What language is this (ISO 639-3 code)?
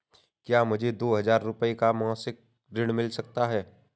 hin